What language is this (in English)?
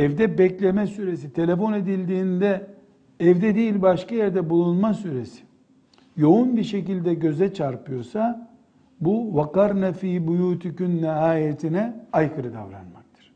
Turkish